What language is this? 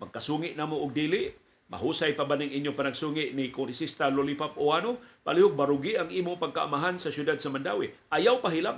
Filipino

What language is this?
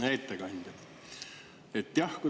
Estonian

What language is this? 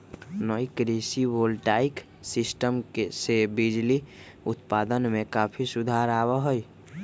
Magahi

